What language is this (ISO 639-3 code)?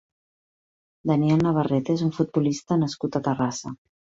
cat